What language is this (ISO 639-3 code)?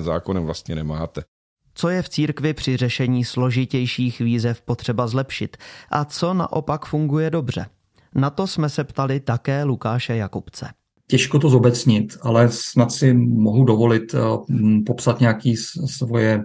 ces